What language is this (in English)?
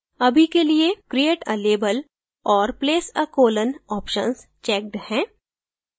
Hindi